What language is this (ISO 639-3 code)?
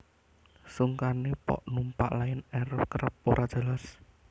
jav